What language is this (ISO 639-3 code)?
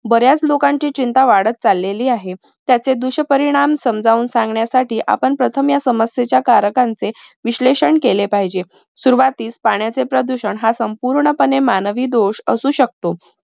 mar